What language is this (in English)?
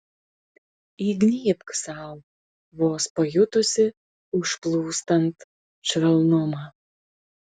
Lithuanian